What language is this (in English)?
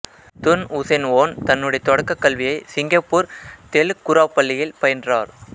Tamil